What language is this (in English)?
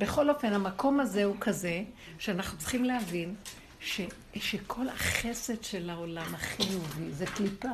Hebrew